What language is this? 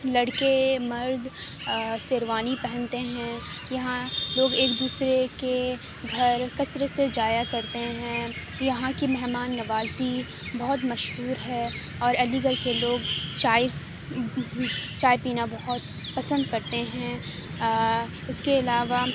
Urdu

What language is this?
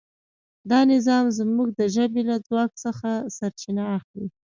Pashto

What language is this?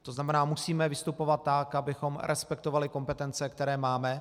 Czech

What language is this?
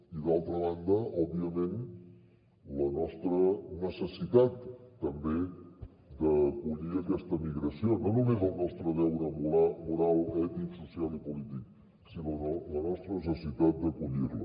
Catalan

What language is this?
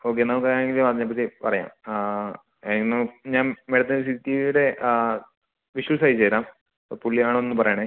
Malayalam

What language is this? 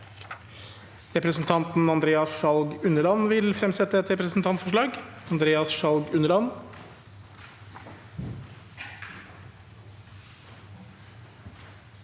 Norwegian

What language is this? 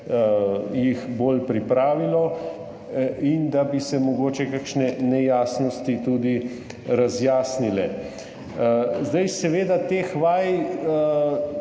Slovenian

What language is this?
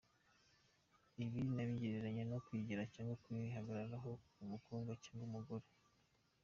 Kinyarwanda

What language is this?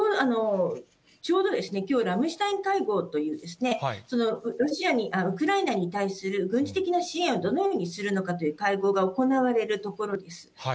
Japanese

